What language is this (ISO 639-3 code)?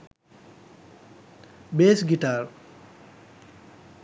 sin